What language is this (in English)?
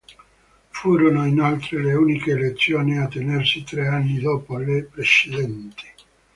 Italian